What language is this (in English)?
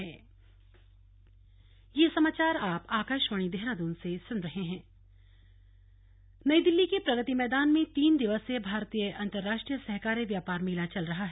Hindi